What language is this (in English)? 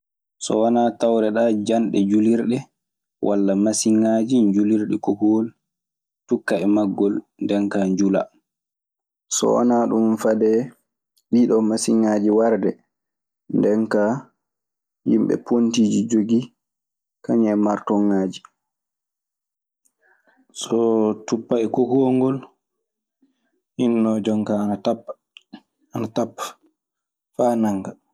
Maasina Fulfulde